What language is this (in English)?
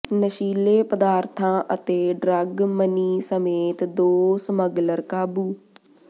Punjabi